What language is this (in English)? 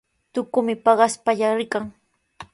Sihuas Ancash Quechua